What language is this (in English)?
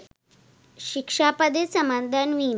Sinhala